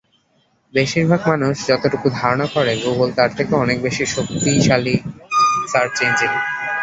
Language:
Bangla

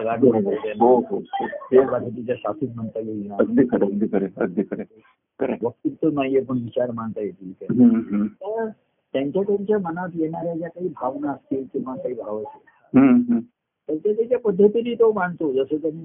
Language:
Marathi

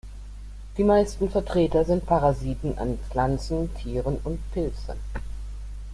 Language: German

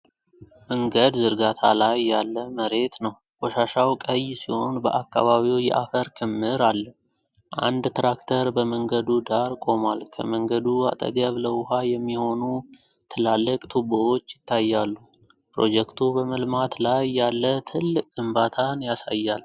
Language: Amharic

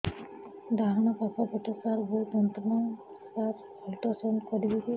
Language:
Odia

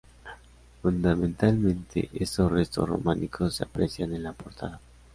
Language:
Spanish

